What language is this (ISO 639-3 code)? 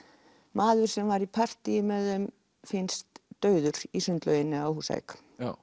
isl